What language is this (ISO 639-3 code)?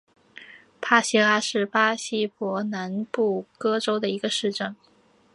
zho